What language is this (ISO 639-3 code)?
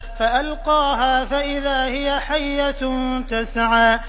ara